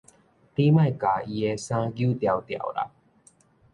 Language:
Min Nan Chinese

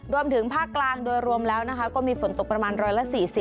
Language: Thai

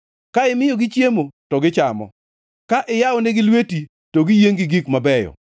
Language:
Luo (Kenya and Tanzania)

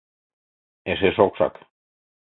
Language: Mari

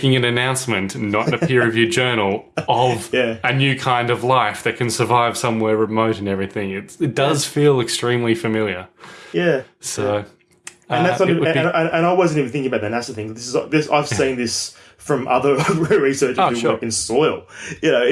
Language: English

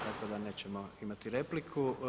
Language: Croatian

